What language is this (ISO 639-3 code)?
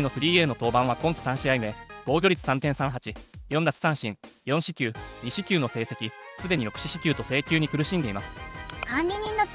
jpn